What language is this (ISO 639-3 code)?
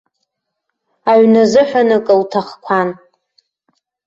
abk